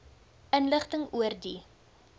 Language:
Afrikaans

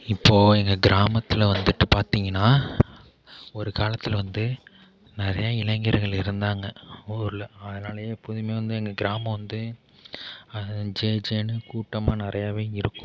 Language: Tamil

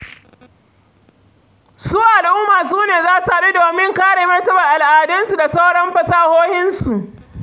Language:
Hausa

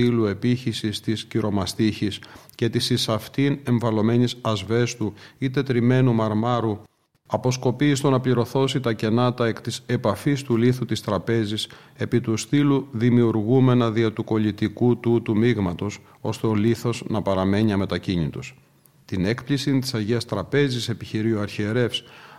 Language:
Greek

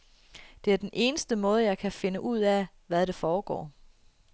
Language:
Danish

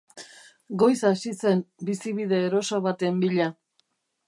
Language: Basque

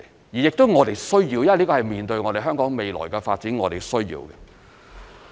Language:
Cantonese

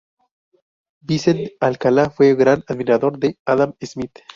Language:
Spanish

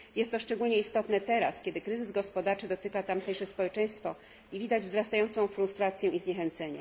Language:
Polish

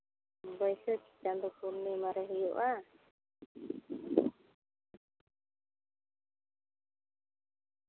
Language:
Santali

